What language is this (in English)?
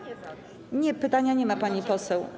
Polish